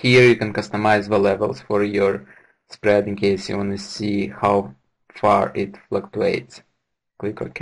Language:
English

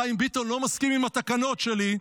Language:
Hebrew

